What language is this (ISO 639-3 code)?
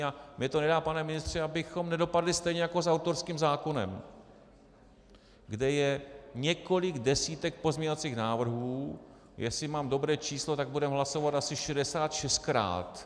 ces